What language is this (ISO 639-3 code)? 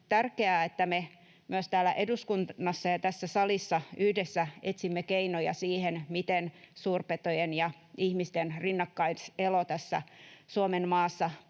fin